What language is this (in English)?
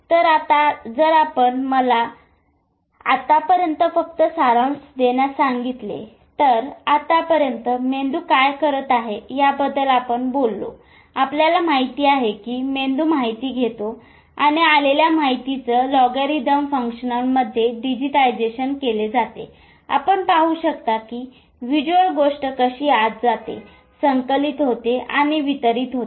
Marathi